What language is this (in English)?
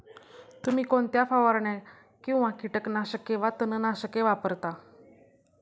Marathi